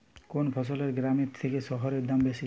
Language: Bangla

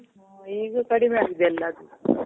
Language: Kannada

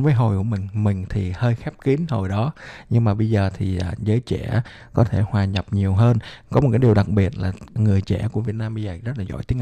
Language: Vietnamese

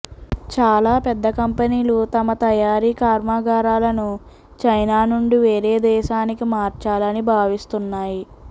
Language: Telugu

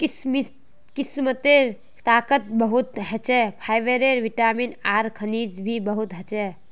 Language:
Magahi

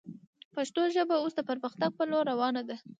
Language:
Pashto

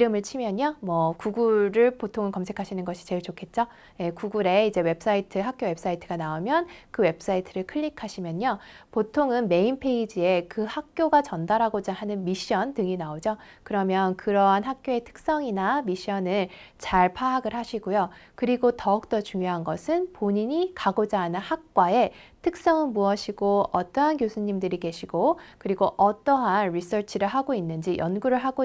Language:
Korean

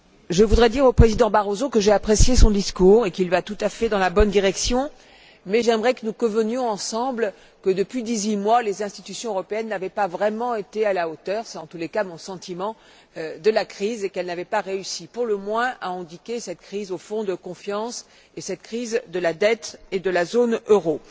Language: French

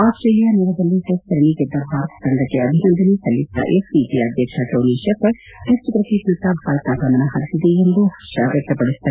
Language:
Kannada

